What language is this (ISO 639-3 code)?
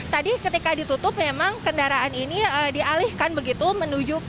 ind